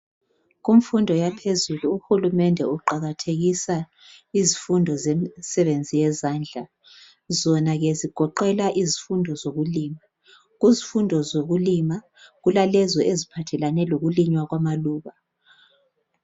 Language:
North Ndebele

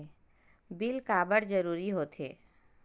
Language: Chhattisgarhi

